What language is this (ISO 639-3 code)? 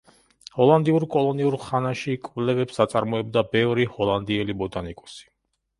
kat